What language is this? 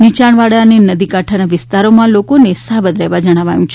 Gujarati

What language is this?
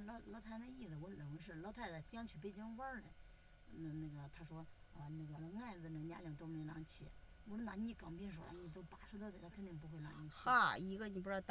Chinese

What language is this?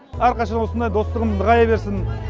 Kazakh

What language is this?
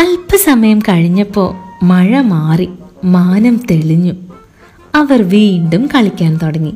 Malayalam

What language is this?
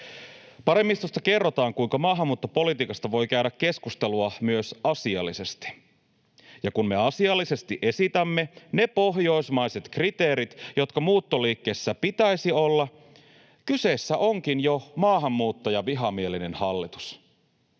Finnish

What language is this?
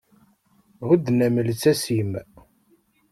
Kabyle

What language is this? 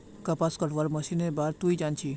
Magahi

